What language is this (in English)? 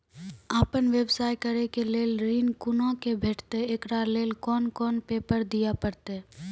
Maithili